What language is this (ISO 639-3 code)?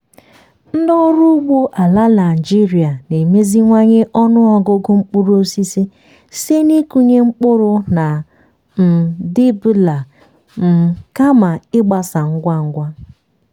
ibo